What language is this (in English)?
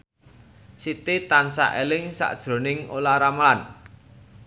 Javanese